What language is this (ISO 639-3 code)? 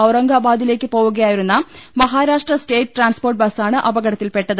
mal